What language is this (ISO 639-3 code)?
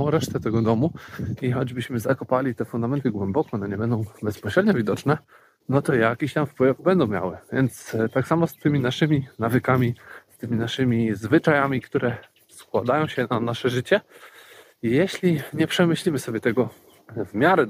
pol